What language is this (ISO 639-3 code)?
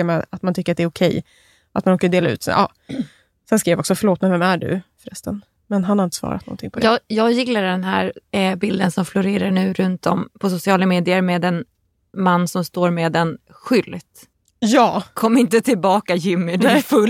swe